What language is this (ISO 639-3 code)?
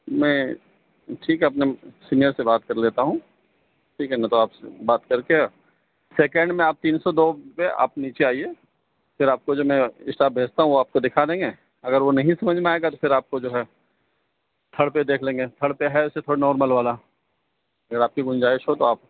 urd